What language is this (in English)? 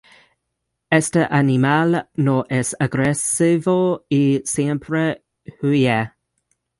Spanish